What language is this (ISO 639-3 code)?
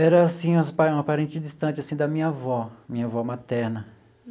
por